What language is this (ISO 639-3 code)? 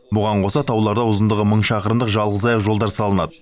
kaz